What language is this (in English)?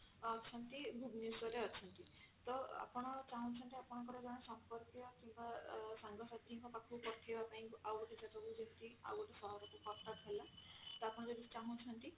Odia